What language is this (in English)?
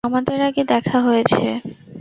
Bangla